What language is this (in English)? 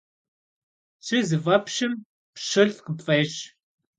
Kabardian